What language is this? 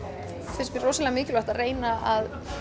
Icelandic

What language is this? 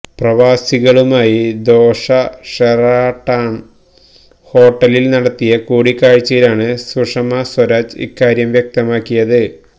Malayalam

